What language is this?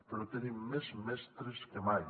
Catalan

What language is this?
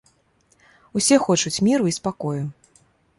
Belarusian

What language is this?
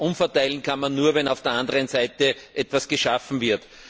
German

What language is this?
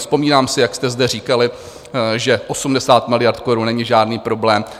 Czech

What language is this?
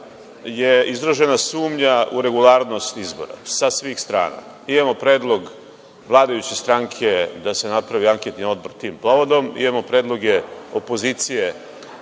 Serbian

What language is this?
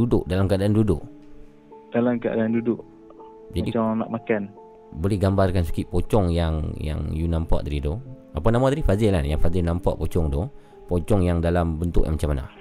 Malay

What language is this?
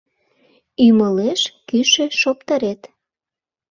Mari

